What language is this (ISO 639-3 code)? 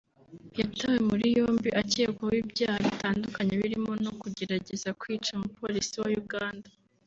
kin